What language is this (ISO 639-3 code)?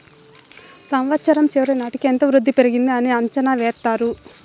tel